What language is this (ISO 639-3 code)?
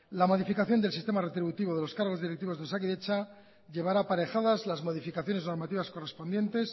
spa